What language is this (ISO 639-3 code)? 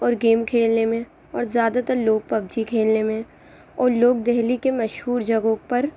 urd